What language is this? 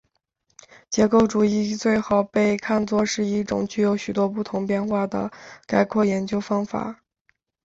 Chinese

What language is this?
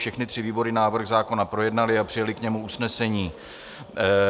Czech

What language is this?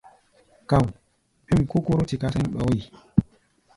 Gbaya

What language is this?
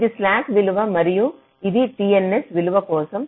Telugu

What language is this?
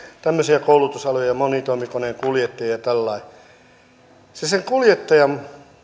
Finnish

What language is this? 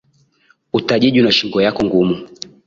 Swahili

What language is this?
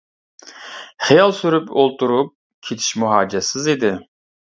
Uyghur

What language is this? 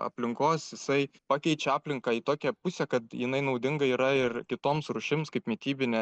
Lithuanian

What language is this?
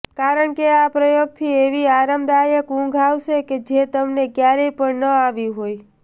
Gujarati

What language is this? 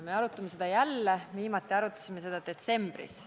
Estonian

